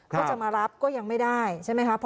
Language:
Thai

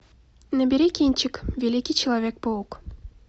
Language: Russian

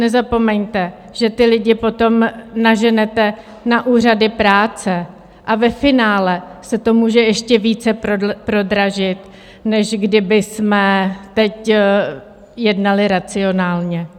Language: Czech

